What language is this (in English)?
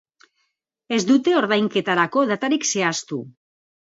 Basque